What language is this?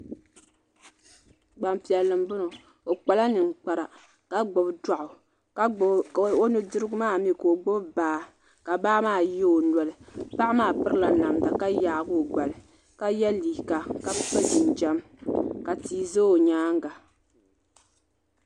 Dagbani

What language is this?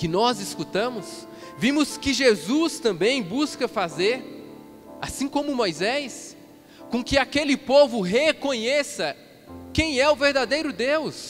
Portuguese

